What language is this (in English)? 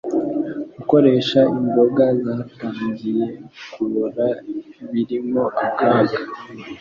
Kinyarwanda